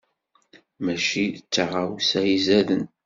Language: Kabyle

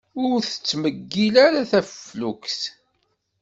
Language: Kabyle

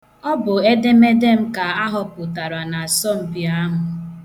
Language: Igbo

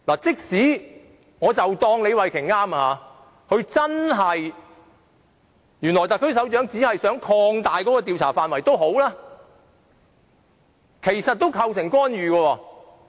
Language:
Cantonese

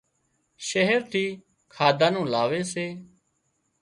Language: Wadiyara Koli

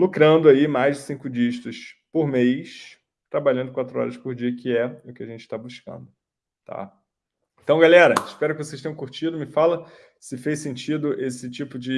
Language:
Portuguese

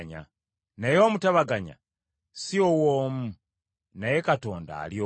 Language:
Ganda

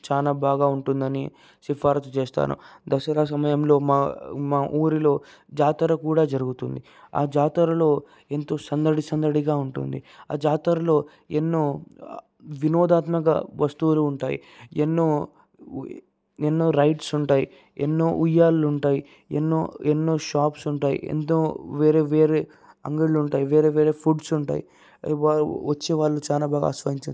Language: Telugu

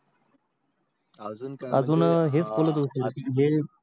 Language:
Marathi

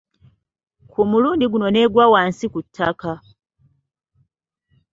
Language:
Ganda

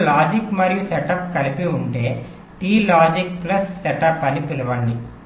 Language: Telugu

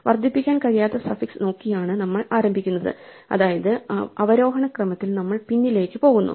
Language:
Malayalam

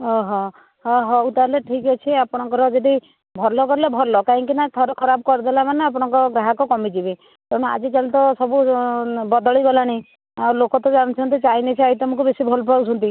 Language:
Odia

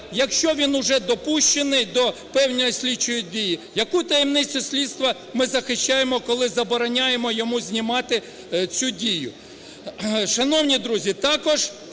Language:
Ukrainian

